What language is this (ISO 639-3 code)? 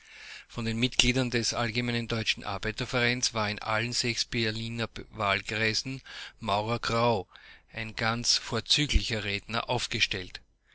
deu